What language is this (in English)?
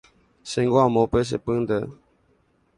Guarani